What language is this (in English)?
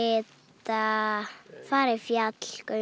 Icelandic